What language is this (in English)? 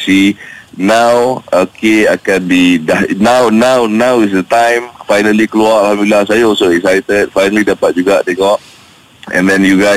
Malay